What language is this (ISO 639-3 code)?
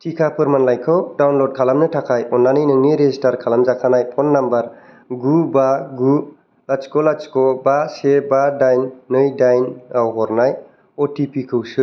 brx